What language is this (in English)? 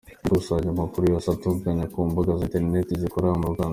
Kinyarwanda